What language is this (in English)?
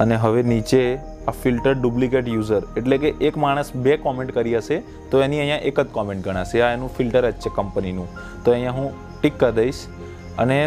Hindi